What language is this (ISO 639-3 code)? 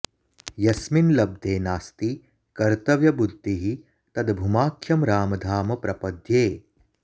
san